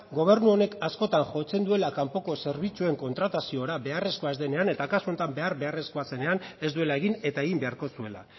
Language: Basque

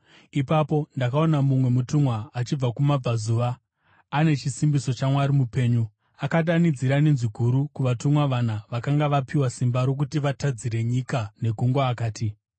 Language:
Shona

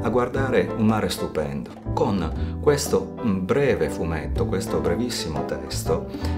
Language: Italian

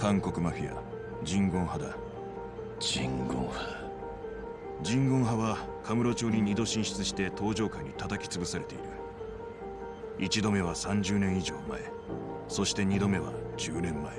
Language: Japanese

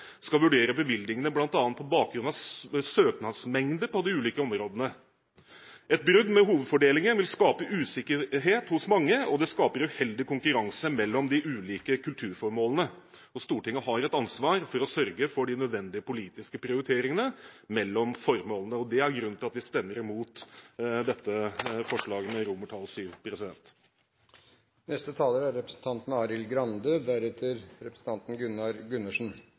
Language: Norwegian Bokmål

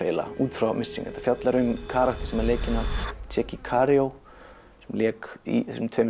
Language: Icelandic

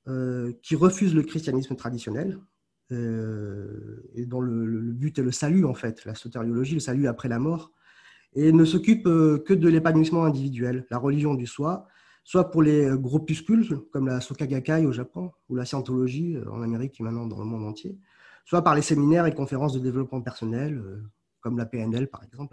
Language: French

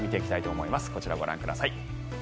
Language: Japanese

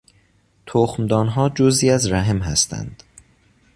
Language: Persian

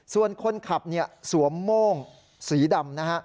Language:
Thai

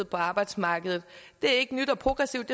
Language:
Danish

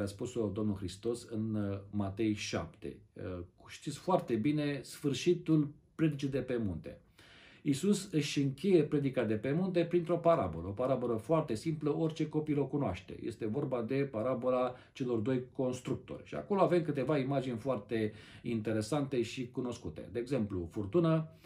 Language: Romanian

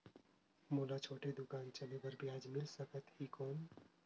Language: Chhattisgarhi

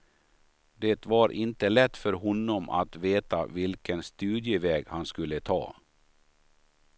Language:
Swedish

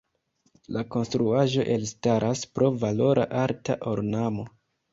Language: Esperanto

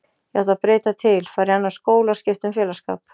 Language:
Icelandic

